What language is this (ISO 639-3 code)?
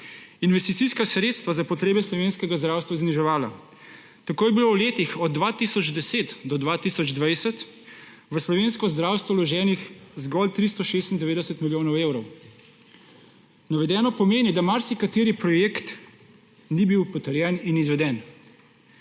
slv